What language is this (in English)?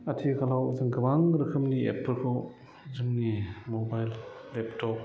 Bodo